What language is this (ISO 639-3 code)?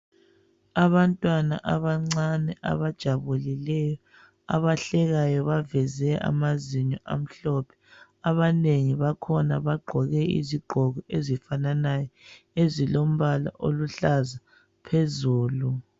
nde